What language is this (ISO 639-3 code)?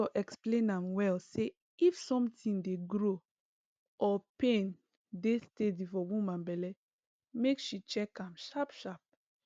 pcm